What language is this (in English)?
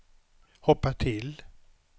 Swedish